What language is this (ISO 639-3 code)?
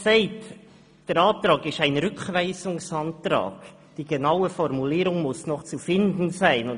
gsw